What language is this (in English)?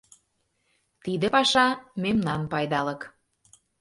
Mari